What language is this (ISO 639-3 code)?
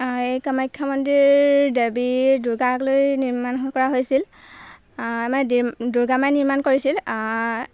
asm